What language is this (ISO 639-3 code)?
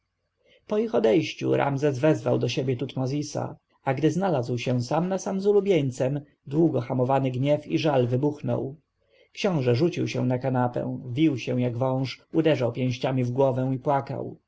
pol